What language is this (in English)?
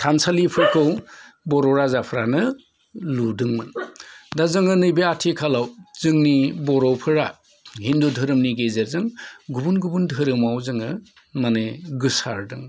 Bodo